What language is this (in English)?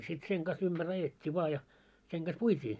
Finnish